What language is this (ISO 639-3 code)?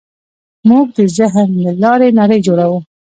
pus